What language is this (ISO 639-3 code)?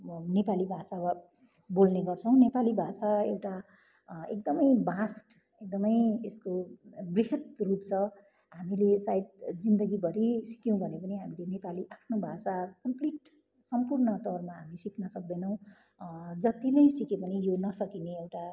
nep